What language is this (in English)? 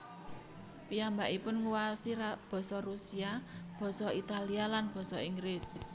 Javanese